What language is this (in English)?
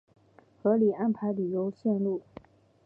Chinese